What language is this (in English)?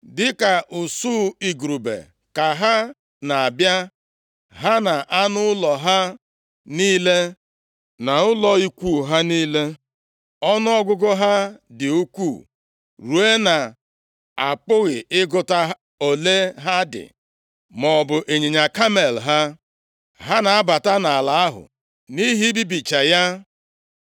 Igbo